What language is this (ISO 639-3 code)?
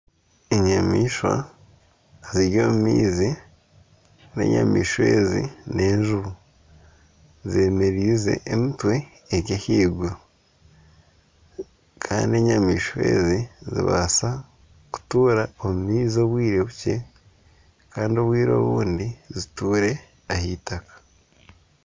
nyn